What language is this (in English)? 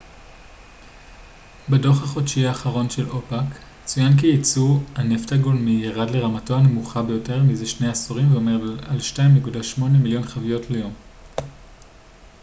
Hebrew